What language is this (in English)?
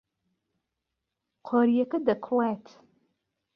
Central Kurdish